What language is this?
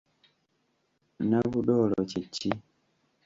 Ganda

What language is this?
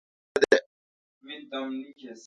Kalkoti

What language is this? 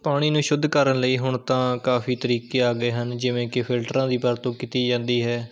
Punjabi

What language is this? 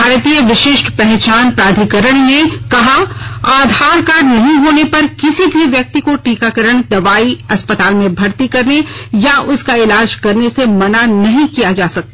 Hindi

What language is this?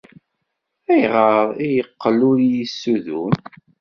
Kabyle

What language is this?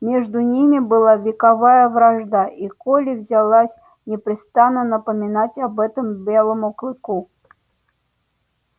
Russian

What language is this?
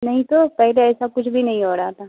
Urdu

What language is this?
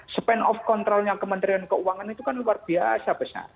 Indonesian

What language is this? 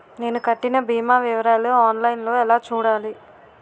Telugu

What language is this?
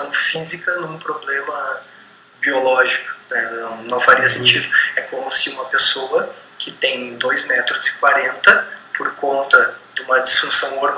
Portuguese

